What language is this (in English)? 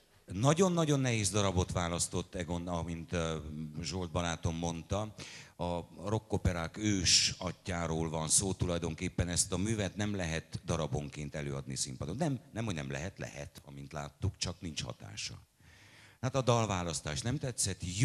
Hungarian